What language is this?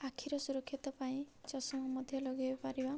Odia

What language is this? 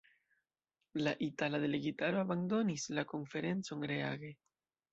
Esperanto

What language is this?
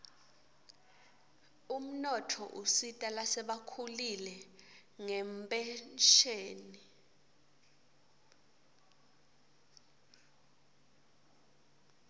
Swati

